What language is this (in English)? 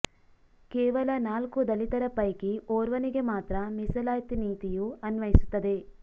Kannada